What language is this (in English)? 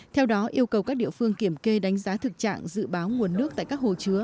Vietnamese